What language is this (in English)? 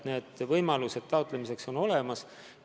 Estonian